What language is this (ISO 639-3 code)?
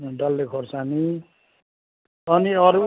nep